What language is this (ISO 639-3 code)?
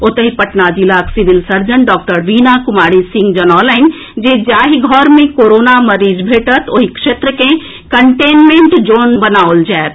mai